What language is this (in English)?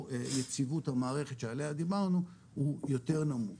Hebrew